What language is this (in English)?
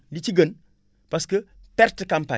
Wolof